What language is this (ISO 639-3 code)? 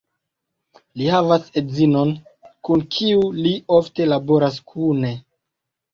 epo